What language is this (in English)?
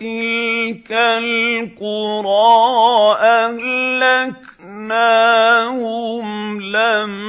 Arabic